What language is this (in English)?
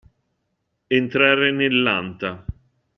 Italian